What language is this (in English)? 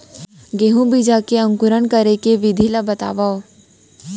Chhattisgarhi